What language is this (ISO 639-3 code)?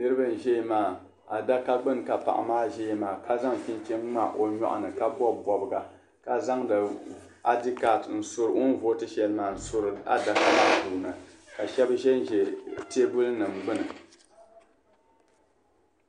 dag